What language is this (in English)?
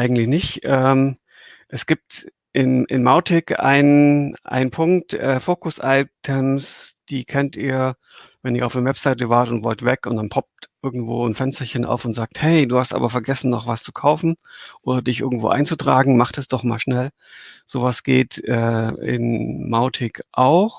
German